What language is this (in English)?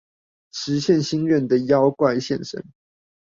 Chinese